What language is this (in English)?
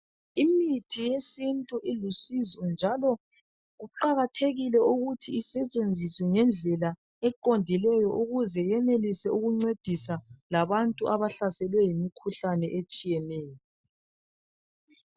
North Ndebele